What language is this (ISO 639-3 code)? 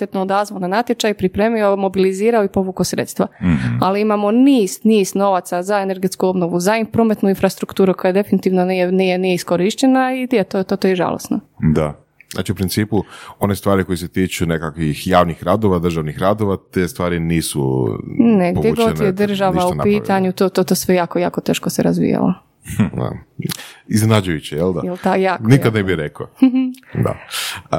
hrv